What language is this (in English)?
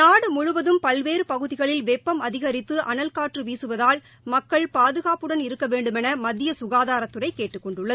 Tamil